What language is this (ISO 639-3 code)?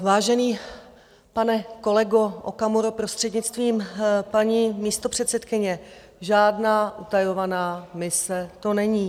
ces